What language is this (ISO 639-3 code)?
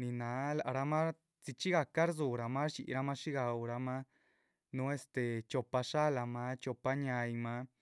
zpv